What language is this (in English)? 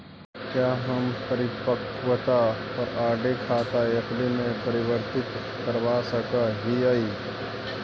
Magahi